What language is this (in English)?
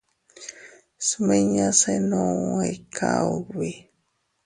Teutila Cuicatec